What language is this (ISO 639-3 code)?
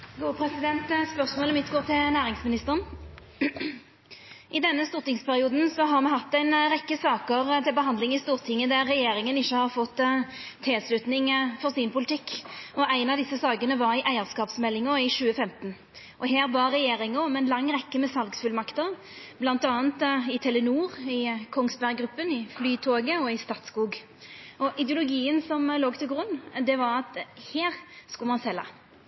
nno